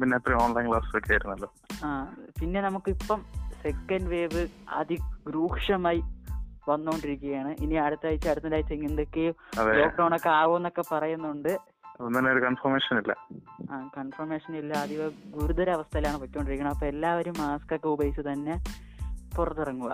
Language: Malayalam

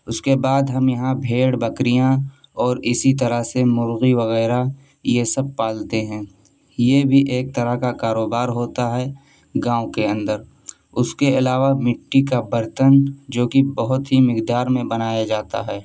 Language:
Urdu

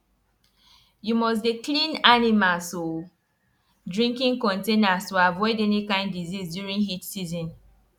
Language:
Nigerian Pidgin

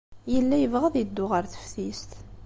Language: Kabyle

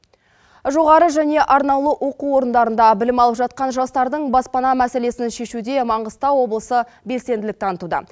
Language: Kazakh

